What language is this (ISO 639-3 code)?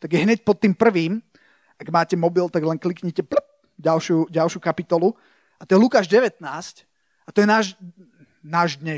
slk